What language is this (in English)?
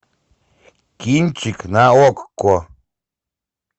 Russian